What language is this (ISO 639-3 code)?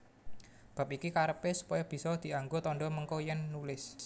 jav